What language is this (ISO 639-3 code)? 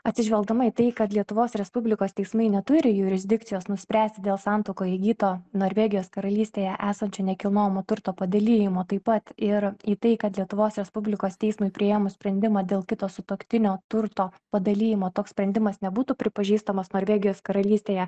lit